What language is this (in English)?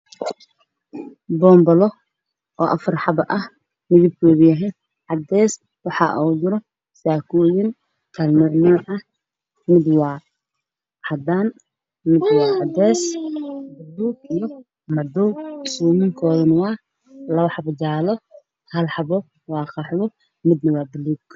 Somali